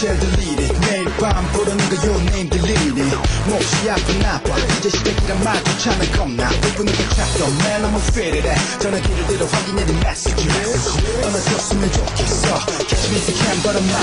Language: Polish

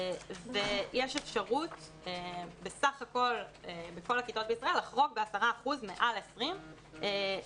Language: Hebrew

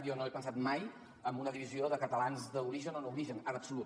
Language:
Catalan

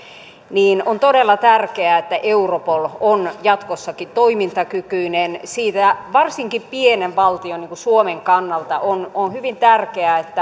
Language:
Finnish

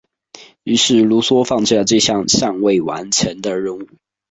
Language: Chinese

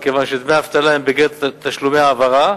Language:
Hebrew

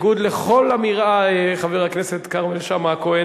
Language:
Hebrew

